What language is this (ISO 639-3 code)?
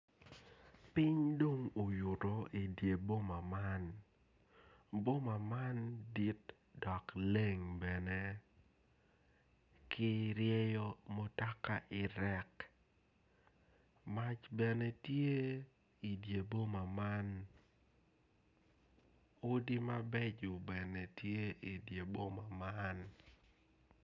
ach